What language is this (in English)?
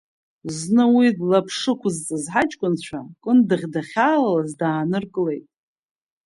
Abkhazian